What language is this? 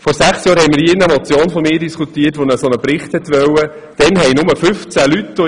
Swiss German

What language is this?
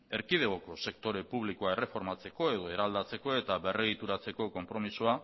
Basque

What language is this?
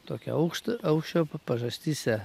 Lithuanian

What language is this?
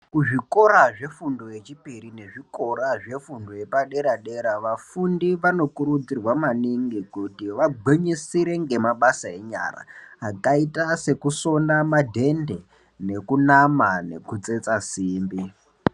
Ndau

